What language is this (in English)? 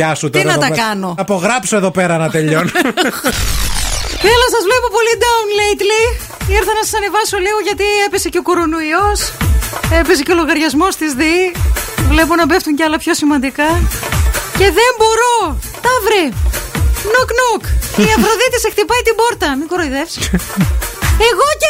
Greek